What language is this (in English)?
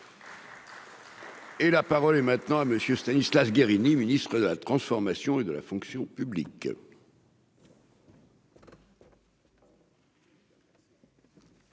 French